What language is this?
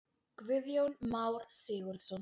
Icelandic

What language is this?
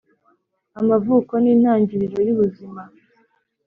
Kinyarwanda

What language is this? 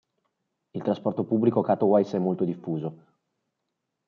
Italian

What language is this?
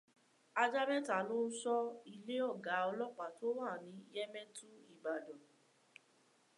Yoruba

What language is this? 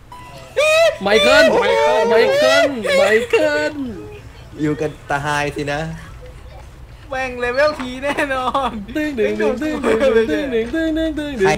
Thai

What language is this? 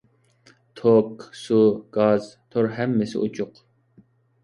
Uyghur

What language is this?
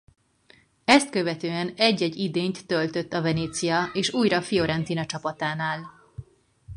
Hungarian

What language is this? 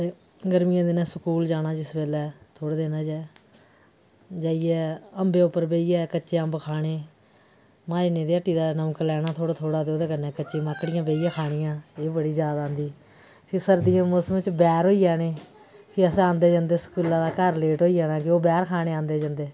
Dogri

